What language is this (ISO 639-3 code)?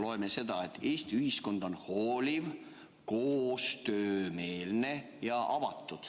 est